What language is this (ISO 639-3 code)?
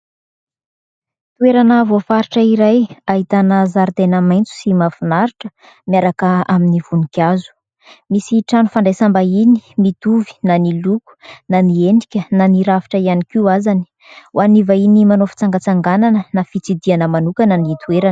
mlg